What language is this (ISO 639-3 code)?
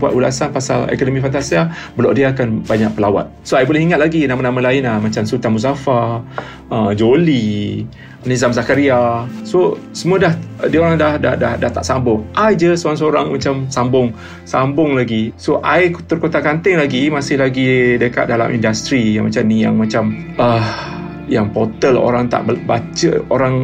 msa